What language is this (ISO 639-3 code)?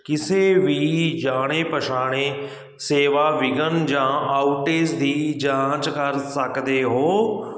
pan